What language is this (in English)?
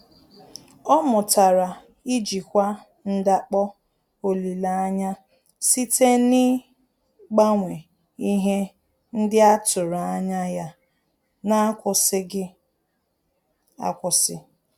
Igbo